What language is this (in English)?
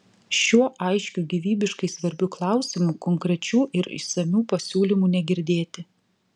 Lithuanian